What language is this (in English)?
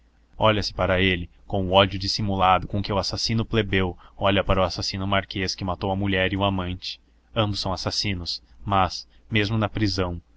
Portuguese